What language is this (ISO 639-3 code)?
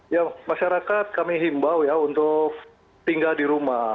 ind